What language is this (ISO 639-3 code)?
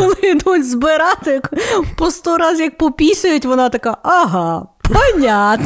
ukr